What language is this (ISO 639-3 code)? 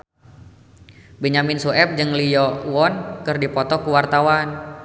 sun